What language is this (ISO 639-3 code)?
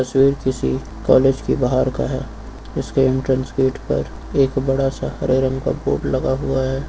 hin